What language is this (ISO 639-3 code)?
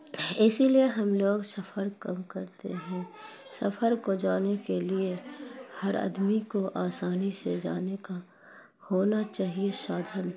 urd